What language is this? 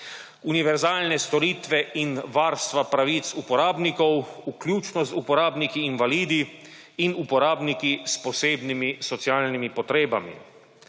Slovenian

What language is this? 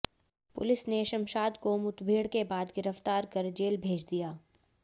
Hindi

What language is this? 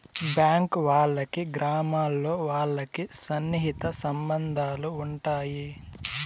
Telugu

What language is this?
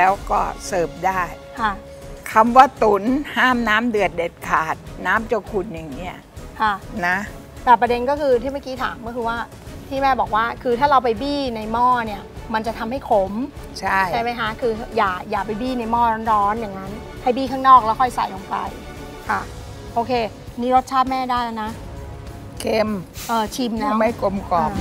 Thai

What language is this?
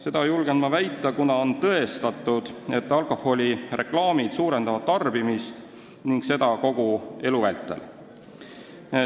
Estonian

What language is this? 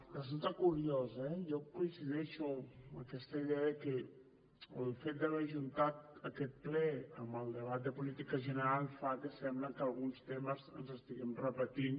Catalan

